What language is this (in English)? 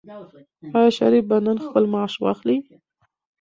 Pashto